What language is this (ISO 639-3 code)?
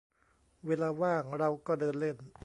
tha